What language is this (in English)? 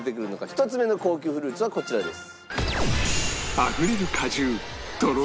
Japanese